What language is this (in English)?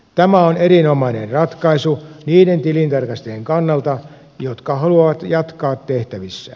Finnish